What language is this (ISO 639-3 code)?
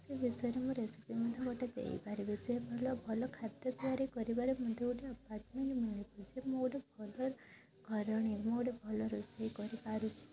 ori